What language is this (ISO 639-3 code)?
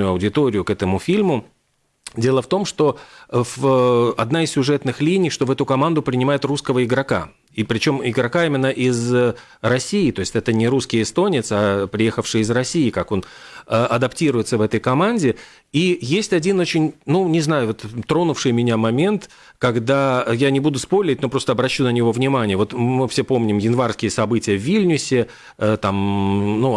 rus